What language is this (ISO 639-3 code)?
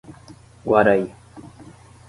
por